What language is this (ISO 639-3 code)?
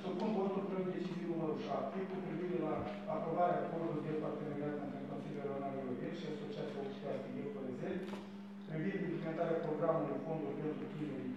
ron